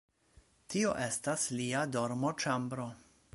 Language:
Esperanto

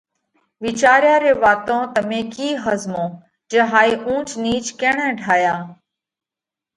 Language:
Parkari Koli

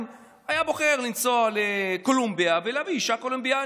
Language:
Hebrew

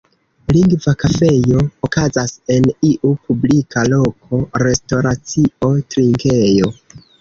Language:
Esperanto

